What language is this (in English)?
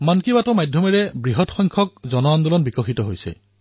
Assamese